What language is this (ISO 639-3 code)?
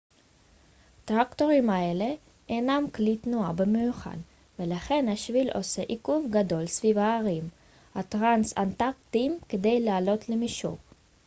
heb